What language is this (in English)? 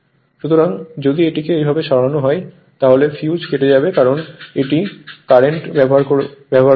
Bangla